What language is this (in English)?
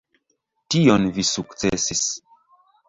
Esperanto